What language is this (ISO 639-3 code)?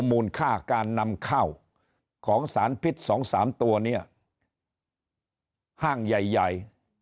tha